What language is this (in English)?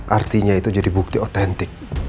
Indonesian